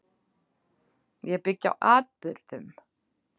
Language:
Icelandic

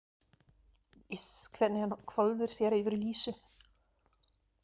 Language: Icelandic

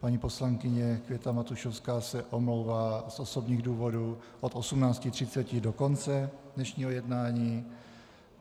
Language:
Czech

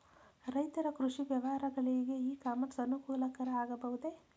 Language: Kannada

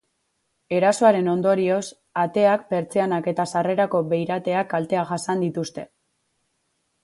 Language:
Basque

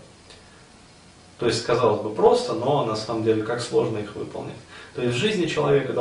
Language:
Russian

